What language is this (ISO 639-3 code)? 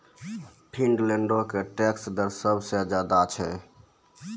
mai